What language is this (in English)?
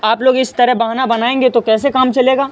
Urdu